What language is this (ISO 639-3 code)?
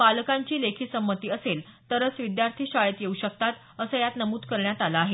mar